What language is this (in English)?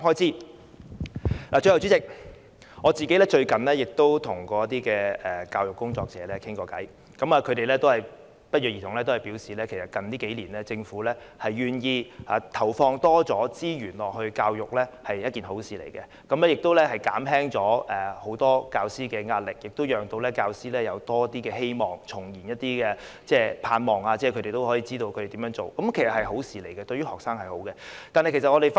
Cantonese